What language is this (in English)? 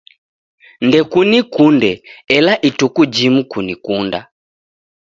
Taita